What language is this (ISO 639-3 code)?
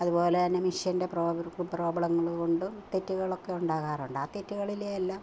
mal